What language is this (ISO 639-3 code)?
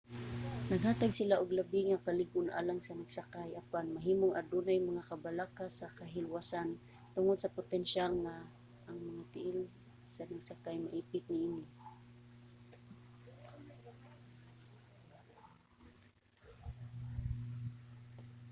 ceb